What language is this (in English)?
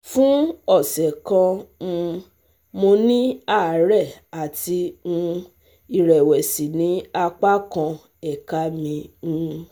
Yoruba